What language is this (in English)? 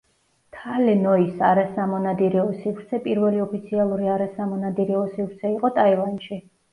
Georgian